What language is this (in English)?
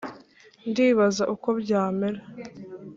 Kinyarwanda